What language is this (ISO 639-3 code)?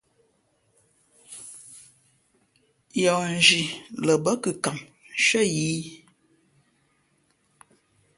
fmp